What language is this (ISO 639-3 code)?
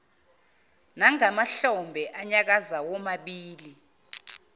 zul